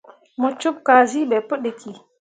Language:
Mundang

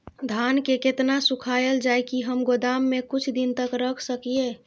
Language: Maithili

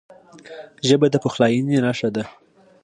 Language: Pashto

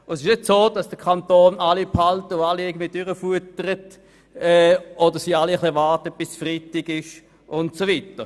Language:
Swiss German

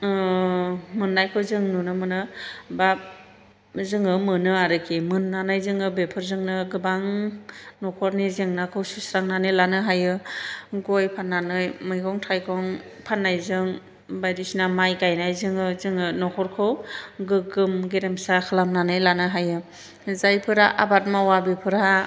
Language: Bodo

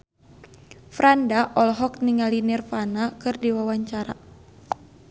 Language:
Sundanese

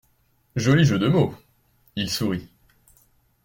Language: French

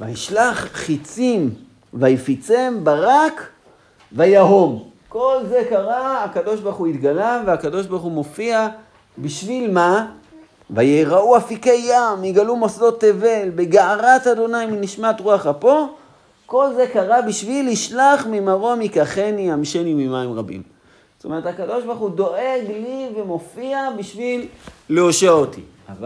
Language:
Hebrew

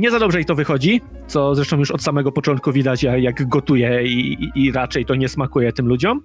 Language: Polish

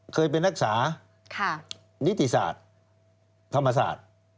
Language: Thai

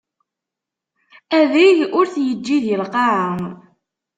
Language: Kabyle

